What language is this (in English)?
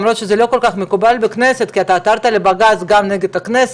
Hebrew